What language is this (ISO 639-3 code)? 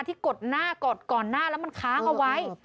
tha